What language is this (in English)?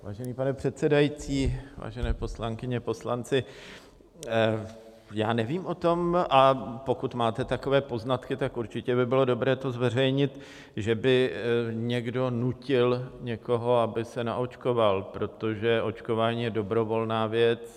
Czech